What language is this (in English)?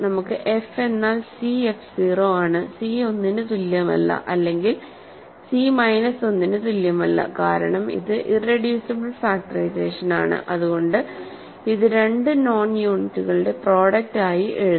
Malayalam